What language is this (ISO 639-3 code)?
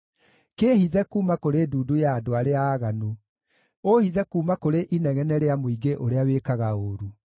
kik